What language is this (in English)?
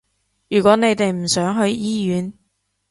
Cantonese